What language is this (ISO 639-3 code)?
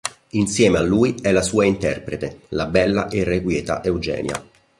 ita